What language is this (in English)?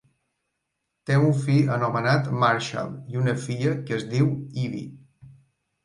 Catalan